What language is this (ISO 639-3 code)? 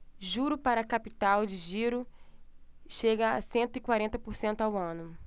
por